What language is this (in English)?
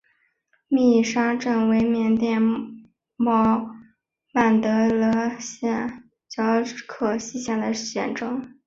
Chinese